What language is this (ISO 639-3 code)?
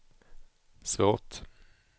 swe